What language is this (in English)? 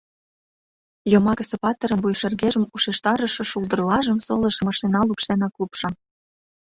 Mari